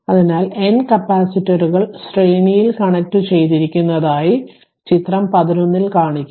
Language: Malayalam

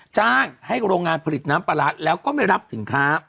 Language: Thai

